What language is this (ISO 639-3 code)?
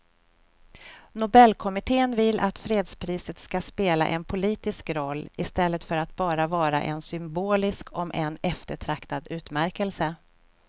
swe